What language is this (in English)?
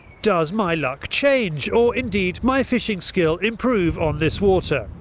English